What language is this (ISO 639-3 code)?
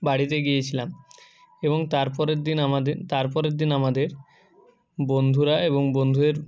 ben